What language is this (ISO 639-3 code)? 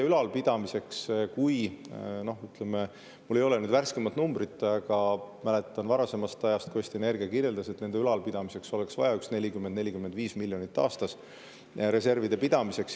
est